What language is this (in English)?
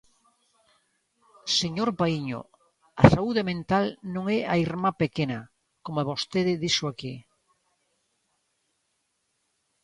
Galician